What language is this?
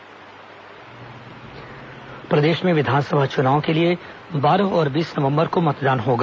Hindi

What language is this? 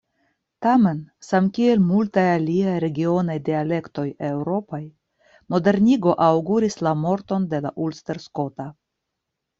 Esperanto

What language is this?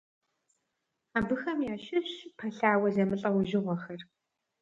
Kabardian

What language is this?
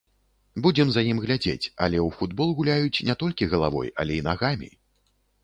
Belarusian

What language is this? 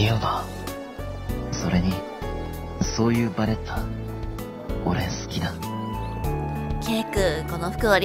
Japanese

